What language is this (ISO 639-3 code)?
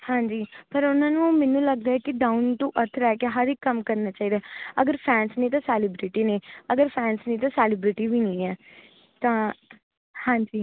pan